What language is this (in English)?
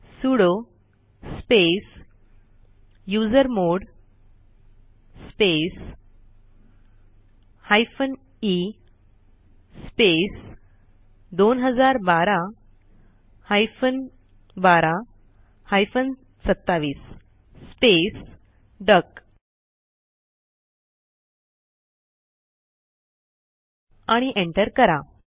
Marathi